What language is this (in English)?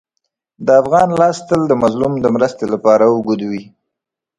Pashto